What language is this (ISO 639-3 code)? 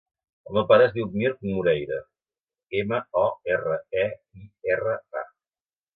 cat